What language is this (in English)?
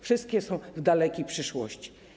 Polish